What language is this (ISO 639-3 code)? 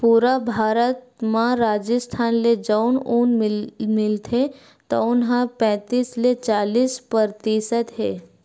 hne